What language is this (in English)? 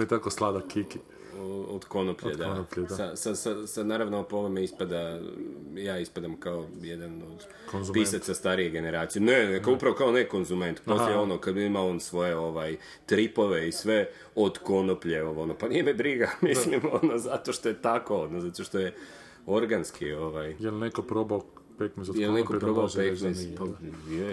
Croatian